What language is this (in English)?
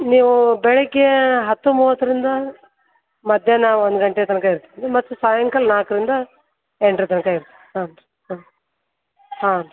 Kannada